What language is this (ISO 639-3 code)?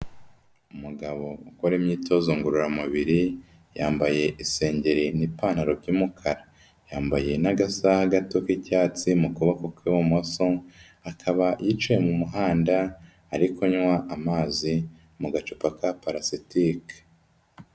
kin